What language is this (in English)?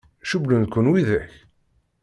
Kabyle